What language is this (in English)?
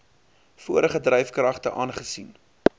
Afrikaans